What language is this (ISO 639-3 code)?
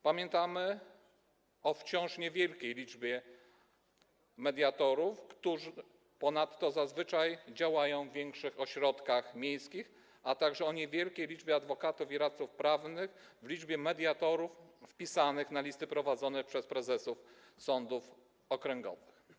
pol